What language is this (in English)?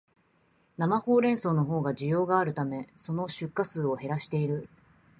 Japanese